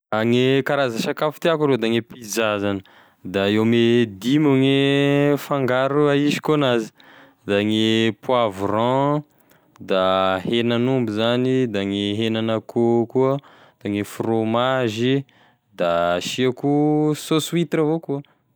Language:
Tesaka Malagasy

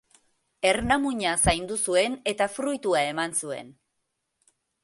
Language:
Basque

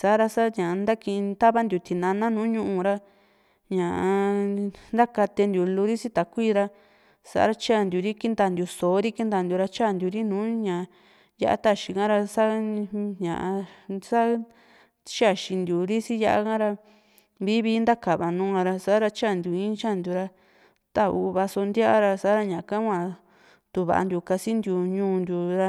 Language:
Juxtlahuaca Mixtec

